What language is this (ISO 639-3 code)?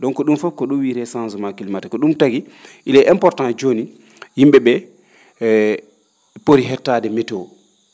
ful